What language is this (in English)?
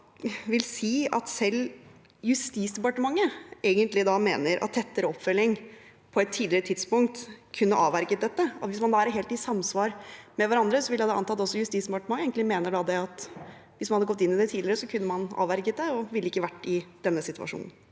Norwegian